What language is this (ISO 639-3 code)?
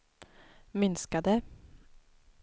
swe